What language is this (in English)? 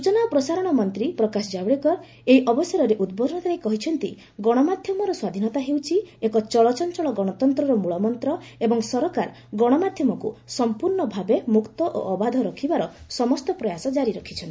Odia